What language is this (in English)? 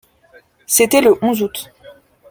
French